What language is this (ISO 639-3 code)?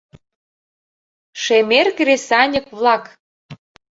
chm